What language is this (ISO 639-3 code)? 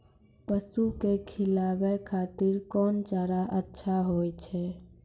mai